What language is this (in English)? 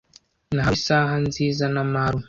Kinyarwanda